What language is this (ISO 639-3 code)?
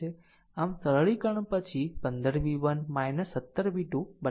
guj